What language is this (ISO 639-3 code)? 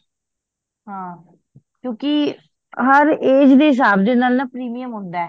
pan